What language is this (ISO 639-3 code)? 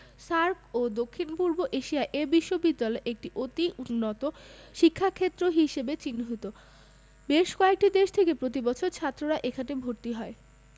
ben